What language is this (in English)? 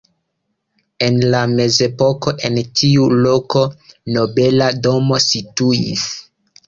Esperanto